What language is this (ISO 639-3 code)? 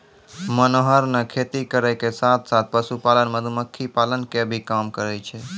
mai